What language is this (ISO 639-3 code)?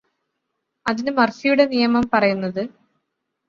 mal